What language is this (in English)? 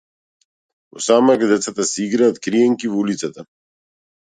Macedonian